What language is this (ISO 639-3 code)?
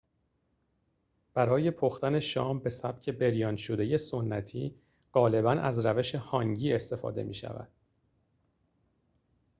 fas